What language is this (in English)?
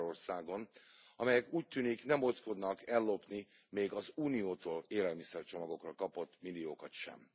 Hungarian